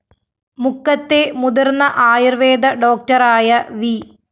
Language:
Malayalam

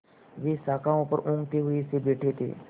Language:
Hindi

